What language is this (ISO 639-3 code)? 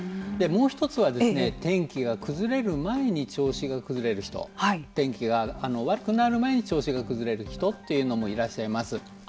jpn